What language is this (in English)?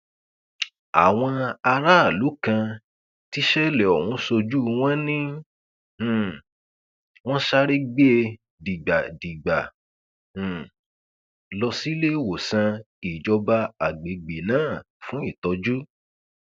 Yoruba